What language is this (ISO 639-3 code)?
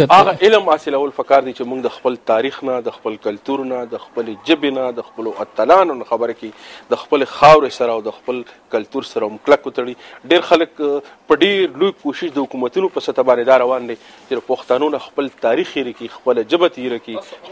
ara